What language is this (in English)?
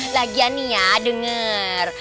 Indonesian